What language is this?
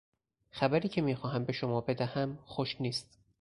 Persian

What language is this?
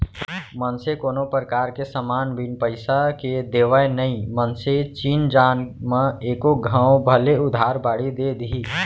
Chhattisgarhi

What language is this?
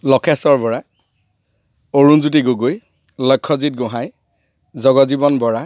Assamese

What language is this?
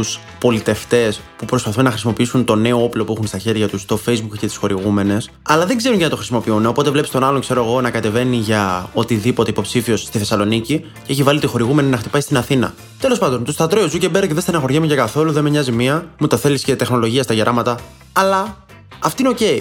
Greek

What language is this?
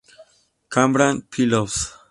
Spanish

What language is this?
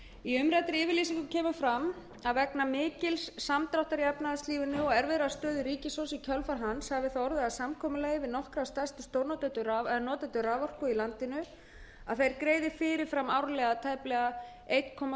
Icelandic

